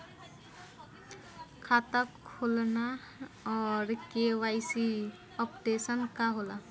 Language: Bhojpuri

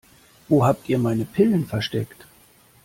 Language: German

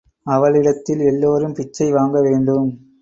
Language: Tamil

